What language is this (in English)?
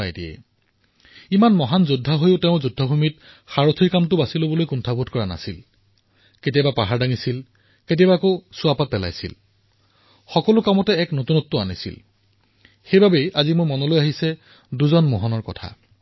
Assamese